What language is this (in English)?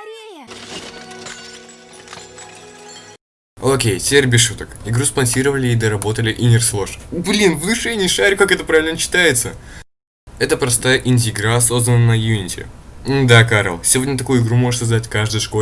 Russian